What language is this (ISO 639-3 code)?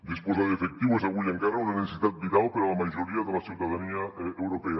cat